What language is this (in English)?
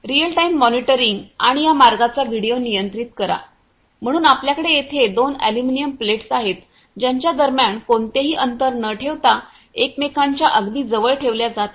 Marathi